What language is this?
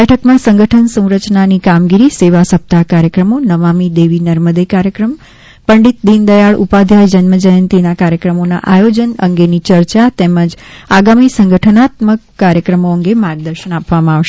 Gujarati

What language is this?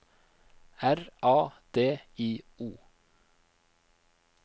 Norwegian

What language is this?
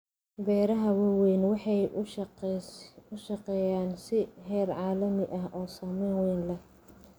Somali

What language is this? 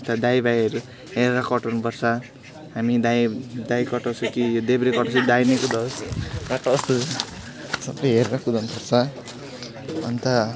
Nepali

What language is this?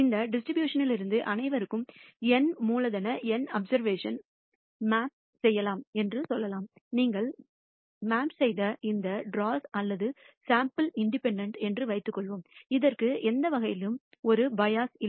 Tamil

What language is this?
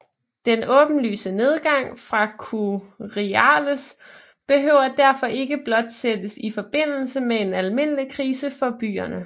Danish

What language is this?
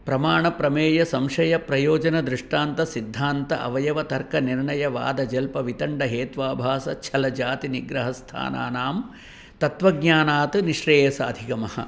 Sanskrit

